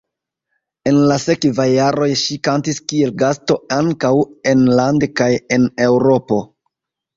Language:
Esperanto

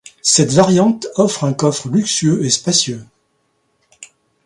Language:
French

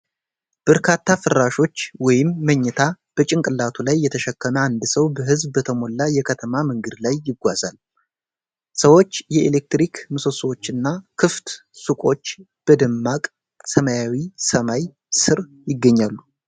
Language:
Amharic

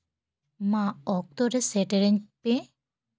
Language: Santali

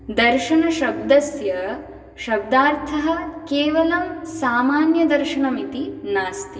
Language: Sanskrit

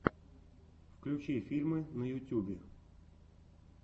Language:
Russian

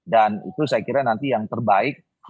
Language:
Indonesian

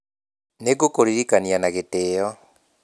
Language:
Kikuyu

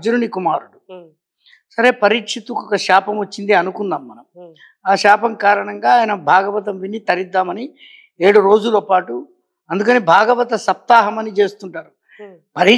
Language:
Telugu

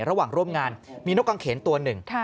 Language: Thai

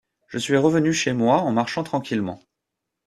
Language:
French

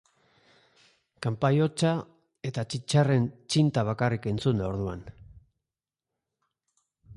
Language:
Basque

